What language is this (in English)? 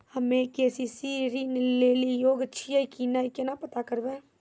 Maithili